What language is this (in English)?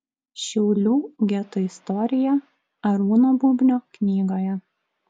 Lithuanian